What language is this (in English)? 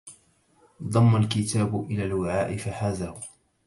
Arabic